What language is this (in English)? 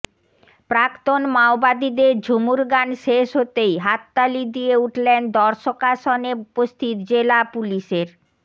Bangla